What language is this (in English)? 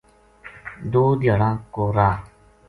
Gujari